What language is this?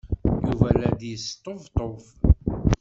Kabyle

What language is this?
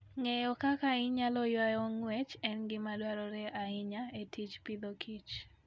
Luo (Kenya and Tanzania)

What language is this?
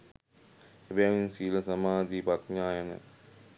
Sinhala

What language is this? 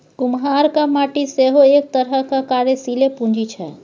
Maithili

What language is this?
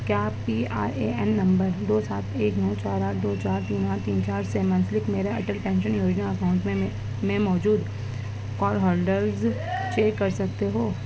Urdu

